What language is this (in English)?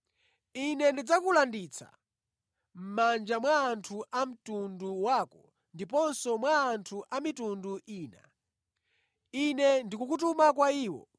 Nyanja